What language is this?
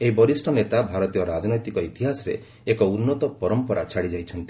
Odia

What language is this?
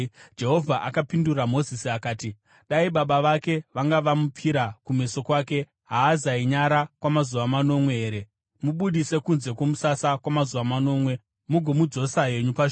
Shona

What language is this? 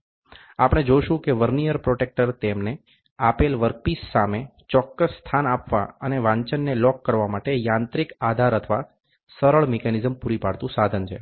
Gujarati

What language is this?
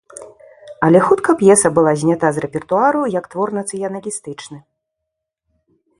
Belarusian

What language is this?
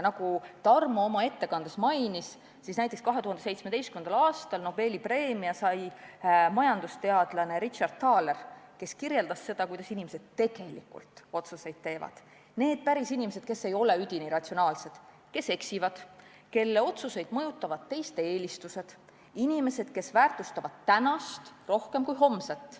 Estonian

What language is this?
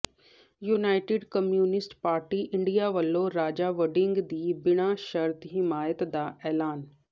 Punjabi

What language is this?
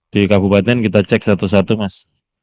Indonesian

